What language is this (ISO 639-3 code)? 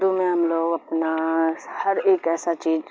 urd